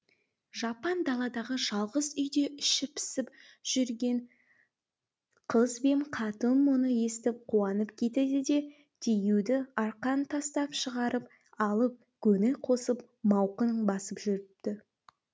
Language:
Kazakh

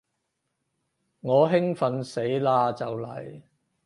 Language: Cantonese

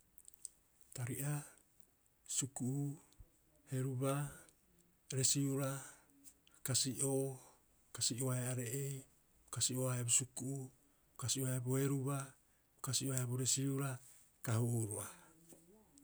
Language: Rapoisi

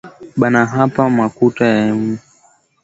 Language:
Swahili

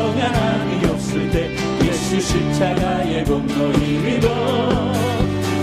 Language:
Korean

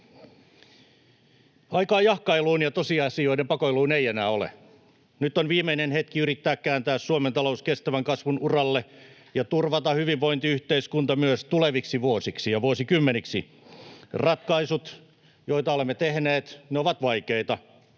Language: Finnish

